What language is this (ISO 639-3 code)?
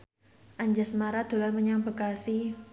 jav